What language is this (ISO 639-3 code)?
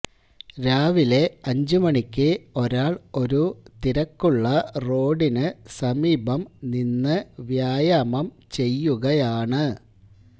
mal